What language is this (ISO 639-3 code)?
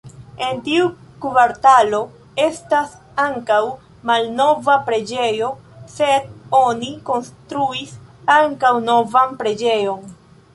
epo